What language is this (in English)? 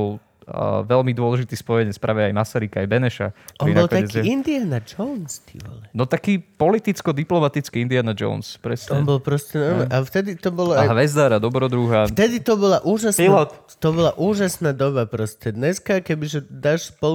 Slovak